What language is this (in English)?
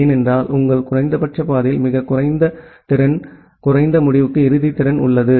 Tamil